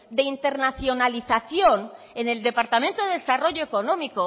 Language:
Spanish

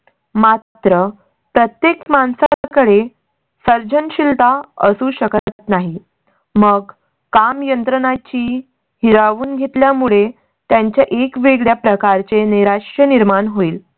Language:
Marathi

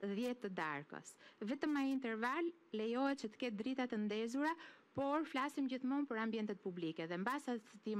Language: Romanian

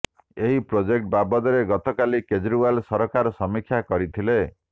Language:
Odia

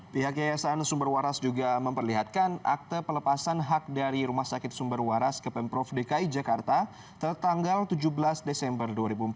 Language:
Indonesian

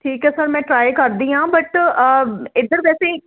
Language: Punjabi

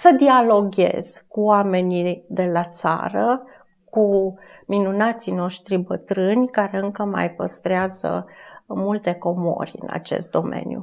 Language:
Romanian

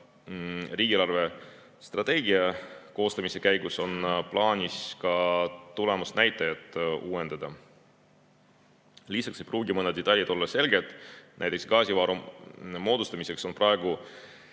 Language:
Estonian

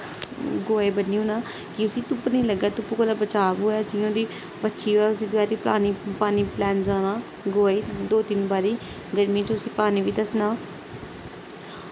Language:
Dogri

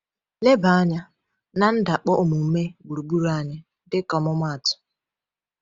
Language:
Igbo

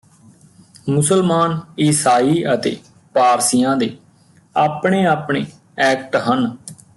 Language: Punjabi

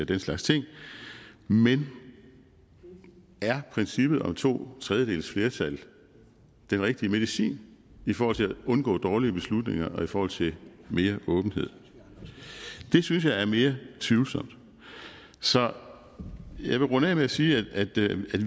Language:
Danish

